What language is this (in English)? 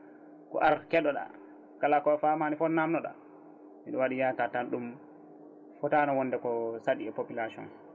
Fula